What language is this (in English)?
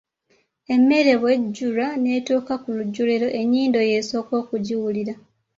Ganda